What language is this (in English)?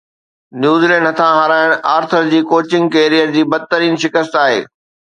Sindhi